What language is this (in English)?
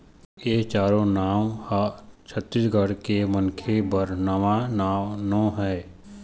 Chhattisgarhi